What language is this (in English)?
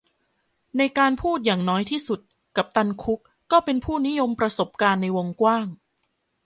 Thai